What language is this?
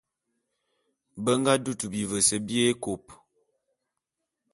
Bulu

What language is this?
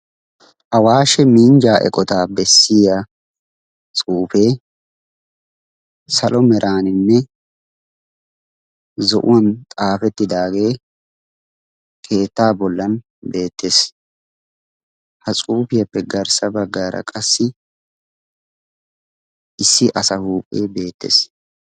Wolaytta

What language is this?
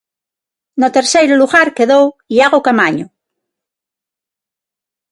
Galician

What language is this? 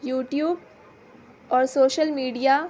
Urdu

